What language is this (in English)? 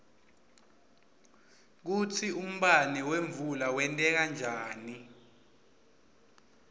Swati